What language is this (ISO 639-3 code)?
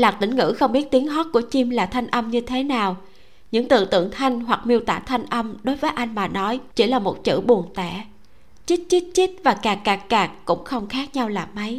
vie